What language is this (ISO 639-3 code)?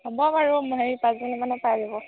asm